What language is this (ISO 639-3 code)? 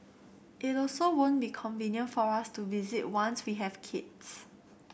eng